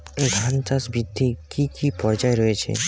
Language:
Bangla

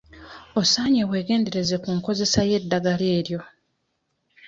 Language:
Ganda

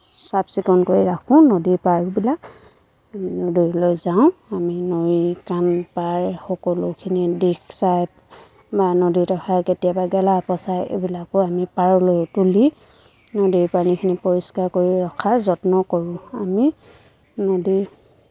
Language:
Assamese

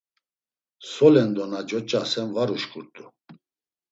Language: Laz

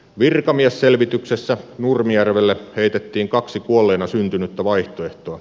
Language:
Finnish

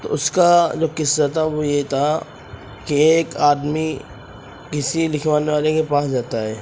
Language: Urdu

